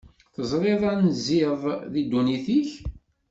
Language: Kabyle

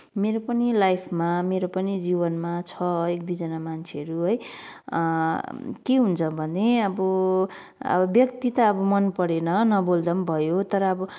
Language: Nepali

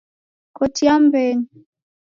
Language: Taita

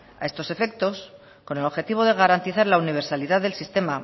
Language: Spanish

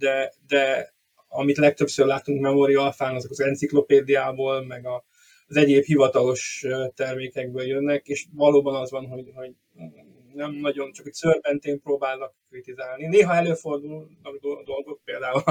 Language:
Hungarian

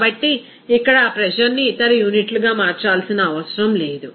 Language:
Telugu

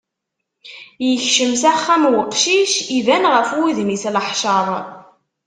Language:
Kabyle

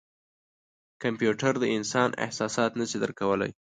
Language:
Pashto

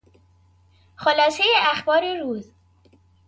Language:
Persian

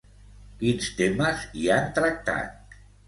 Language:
Catalan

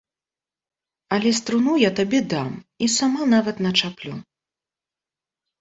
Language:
Belarusian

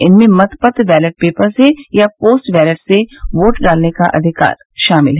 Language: Hindi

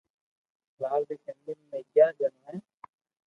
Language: Loarki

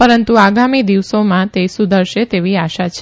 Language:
Gujarati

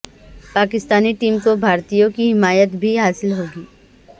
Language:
Urdu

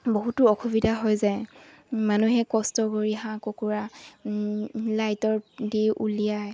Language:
Assamese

